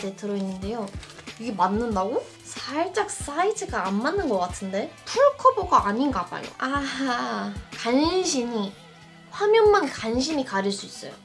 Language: Korean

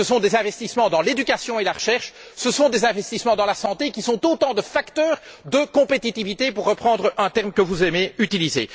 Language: French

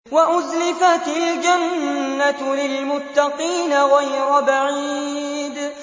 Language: Arabic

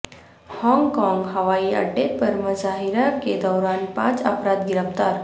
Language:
Urdu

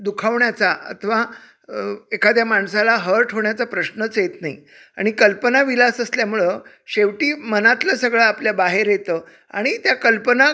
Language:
Marathi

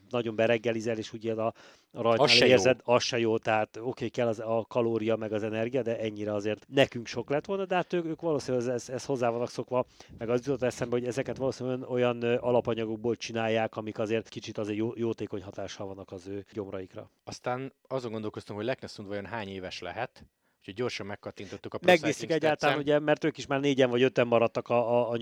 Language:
Hungarian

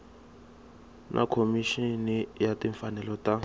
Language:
Tsonga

